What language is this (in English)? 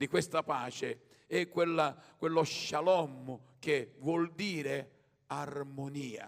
Italian